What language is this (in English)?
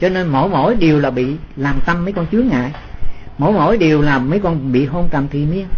Vietnamese